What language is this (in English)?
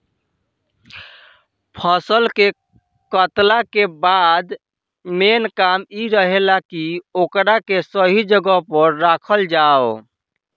Bhojpuri